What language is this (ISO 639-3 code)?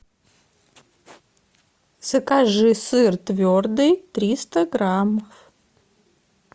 rus